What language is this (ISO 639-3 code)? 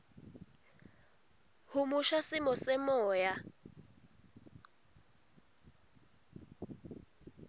ssw